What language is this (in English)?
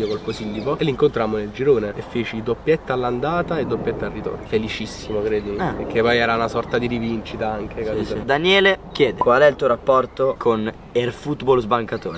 Italian